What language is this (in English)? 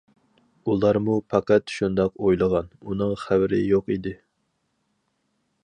Uyghur